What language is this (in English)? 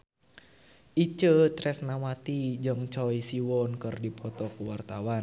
Sundanese